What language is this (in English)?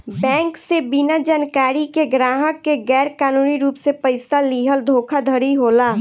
Bhojpuri